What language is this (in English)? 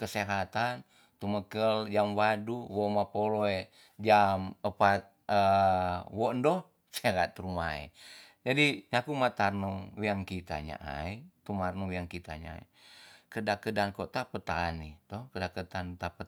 Tonsea